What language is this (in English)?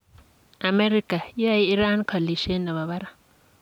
Kalenjin